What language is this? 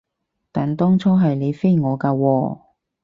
Cantonese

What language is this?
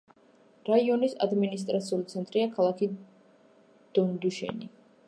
Georgian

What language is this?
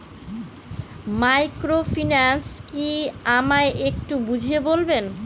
Bangla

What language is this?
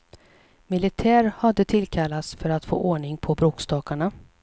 Swedish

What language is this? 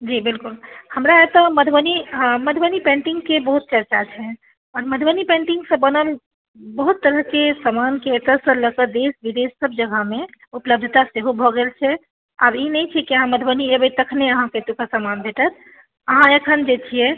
Maithili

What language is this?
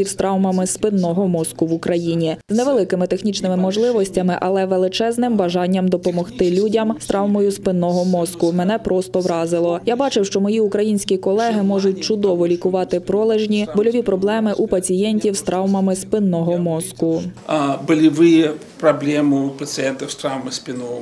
Ukrainian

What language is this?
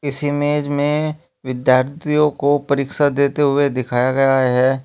Hindi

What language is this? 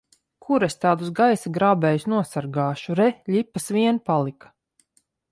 Latvian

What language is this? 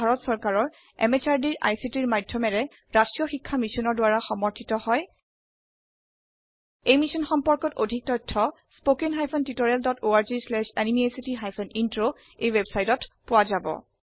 Assamese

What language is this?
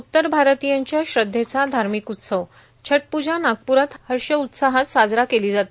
Marathi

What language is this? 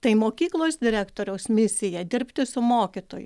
Lithuanian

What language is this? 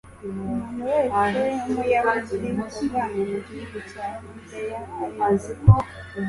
Kinyarwanda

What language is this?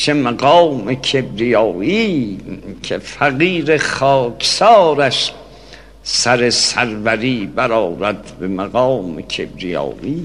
Persian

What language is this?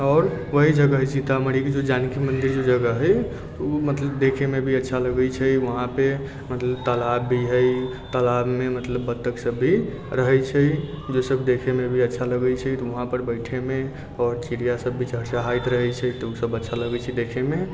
Maithili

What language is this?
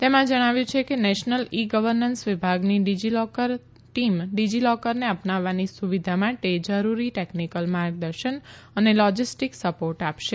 Gujarati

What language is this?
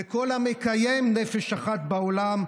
Hebrew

